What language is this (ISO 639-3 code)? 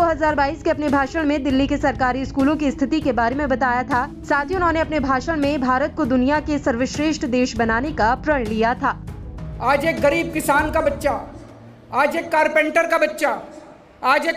hin